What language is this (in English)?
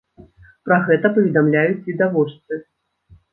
Belarusian